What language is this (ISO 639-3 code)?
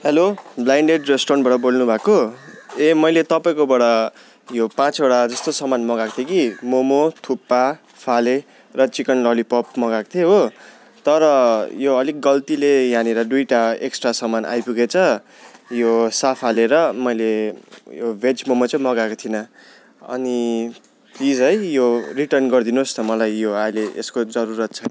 nep